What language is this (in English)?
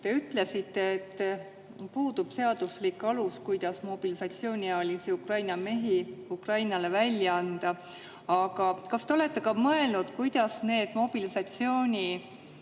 Estonian